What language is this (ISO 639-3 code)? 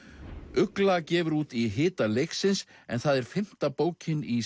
isl